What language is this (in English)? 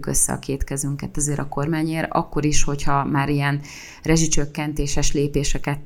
Hungarian